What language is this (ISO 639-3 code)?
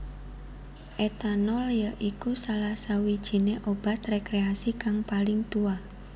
jav